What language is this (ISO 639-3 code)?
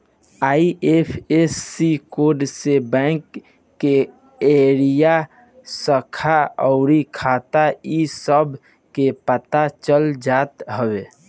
bho